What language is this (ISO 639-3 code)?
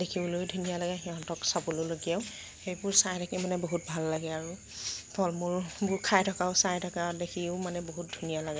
asm